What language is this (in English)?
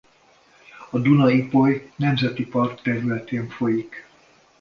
Hungarian